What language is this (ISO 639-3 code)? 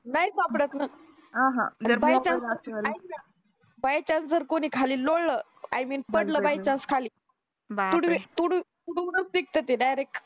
mar